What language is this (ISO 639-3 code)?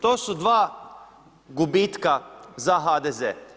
hrv